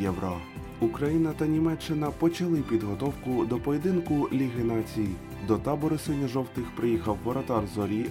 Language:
Ukrainian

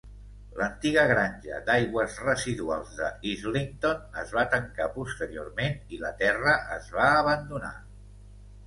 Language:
Catalan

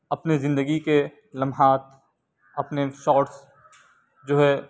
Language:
Urdu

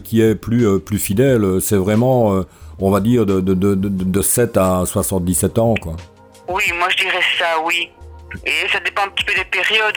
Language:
French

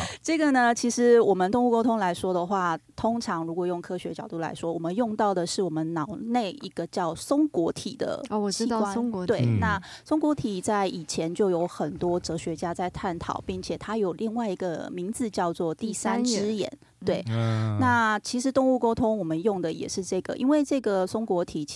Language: Chinese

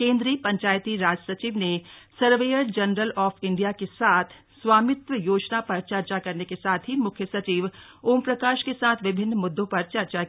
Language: Hindi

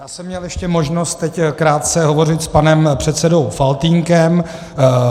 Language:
Czech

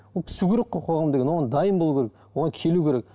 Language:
Kazakh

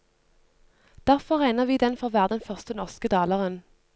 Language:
Norwegian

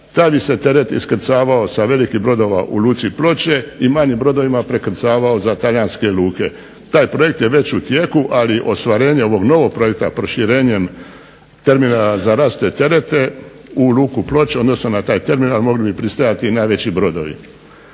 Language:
Croatian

